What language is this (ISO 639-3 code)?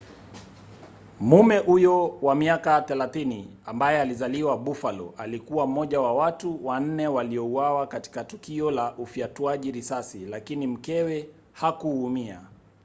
swa